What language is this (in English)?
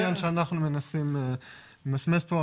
Hebrew